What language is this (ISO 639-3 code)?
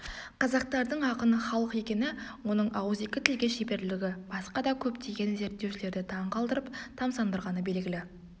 kaz